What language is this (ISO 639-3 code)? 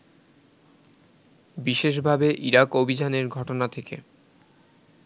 ben